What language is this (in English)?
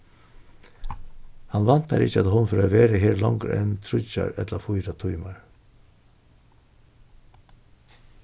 Faroese